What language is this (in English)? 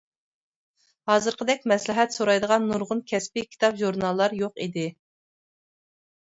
Uyghur